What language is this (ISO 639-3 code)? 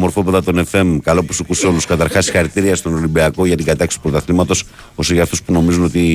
ell